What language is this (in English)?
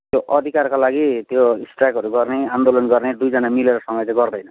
Nepali